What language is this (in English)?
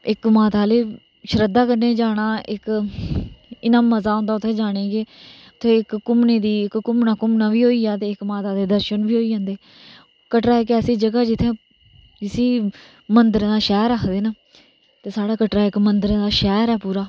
Dogri